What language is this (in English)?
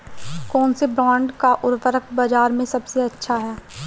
Hindi